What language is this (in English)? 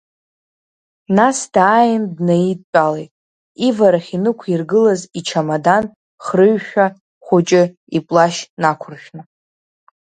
Abkhazian